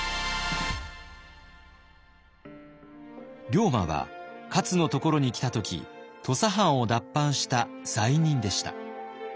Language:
Japanese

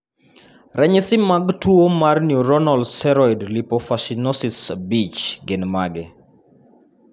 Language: Luo (Kenya and Tanzania)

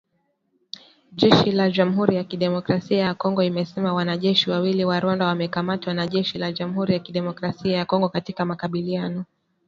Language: Swahili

